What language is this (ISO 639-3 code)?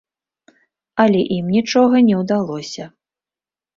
bel